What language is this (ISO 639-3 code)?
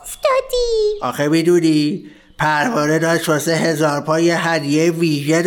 fas